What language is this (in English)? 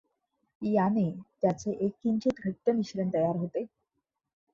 Marathi